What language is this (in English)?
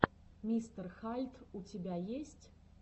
Russian